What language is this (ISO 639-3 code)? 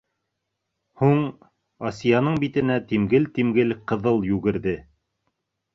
bak